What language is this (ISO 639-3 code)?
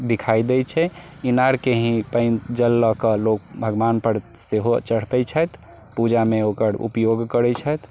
mai